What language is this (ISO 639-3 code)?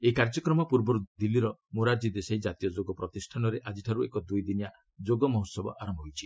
ori